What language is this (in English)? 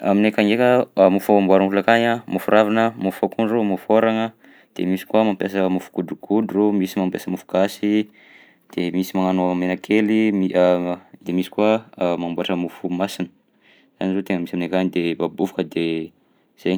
Southern Betsimisaraka Malagasy